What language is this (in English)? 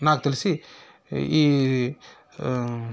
Telugu